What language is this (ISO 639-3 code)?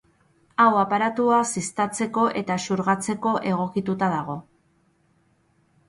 eus